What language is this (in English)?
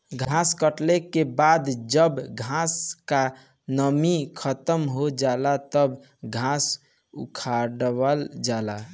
Bhojpuri